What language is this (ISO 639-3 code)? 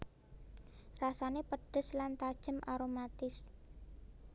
jav